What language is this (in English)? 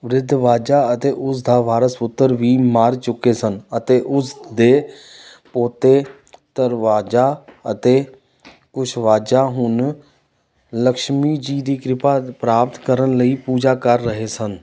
Punjabi